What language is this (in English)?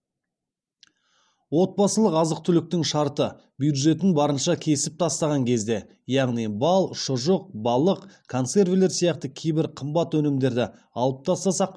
Kazakh